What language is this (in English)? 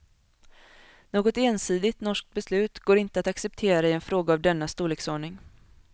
Swedish